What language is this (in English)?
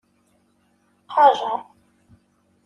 Kabyle